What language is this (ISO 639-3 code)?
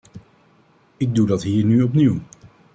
nld